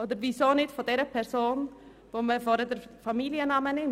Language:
Swiss German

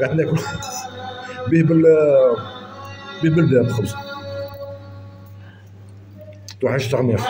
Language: Arabic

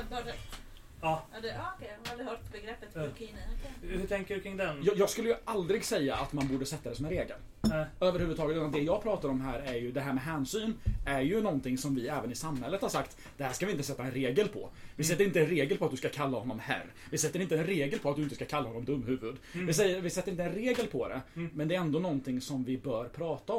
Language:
Swedish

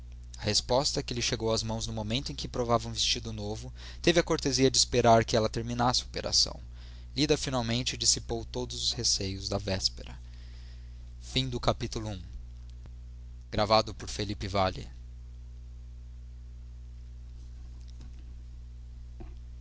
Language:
Portuguese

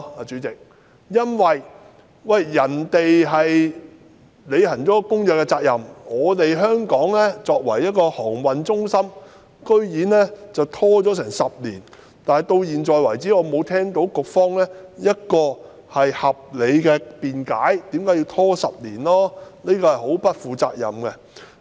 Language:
Cantonese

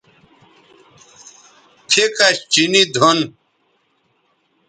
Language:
Bateri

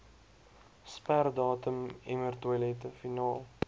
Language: Afrikaans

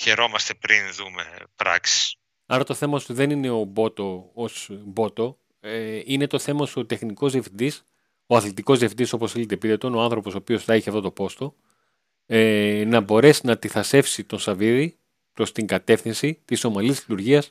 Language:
Greek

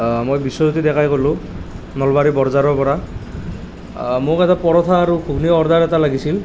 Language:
Assamese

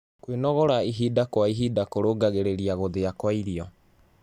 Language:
Kikuyu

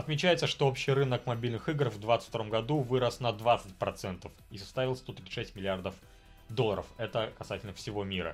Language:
Russian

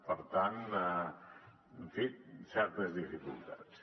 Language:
Catalan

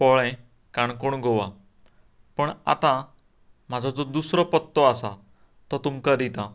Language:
Konkani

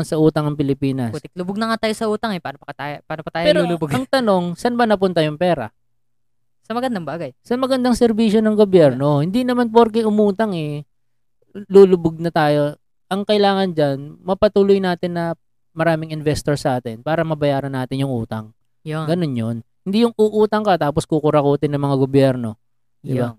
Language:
Filipino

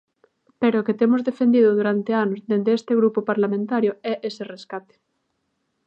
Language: Galician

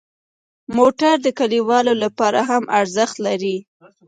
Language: Pashto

